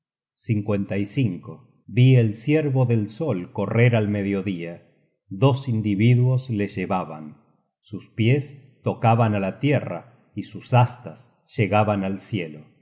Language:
Spanish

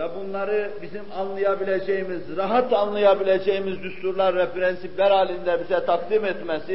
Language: Turkish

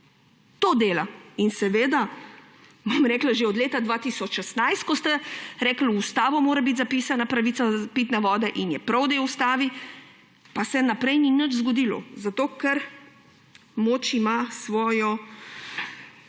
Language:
Slovenian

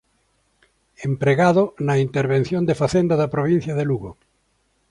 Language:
Galician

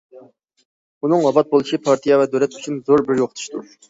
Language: Uyghur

